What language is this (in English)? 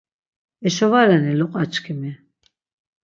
Laz